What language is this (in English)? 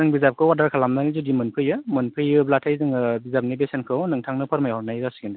Bodo